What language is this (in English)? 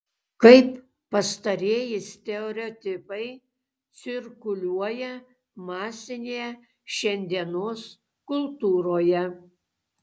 Lithuanian